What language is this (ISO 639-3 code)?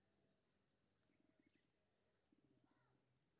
mai